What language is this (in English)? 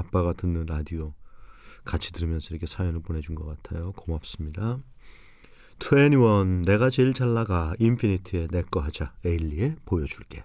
Korean